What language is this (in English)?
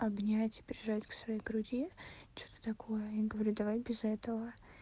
Russian